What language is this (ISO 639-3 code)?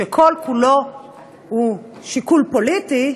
heb